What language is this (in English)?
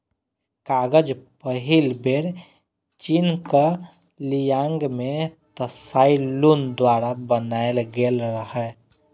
Maithili